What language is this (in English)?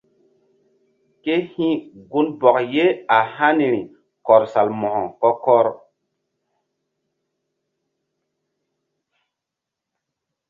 Mbum